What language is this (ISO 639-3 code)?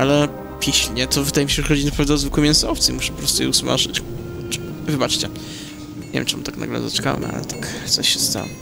pol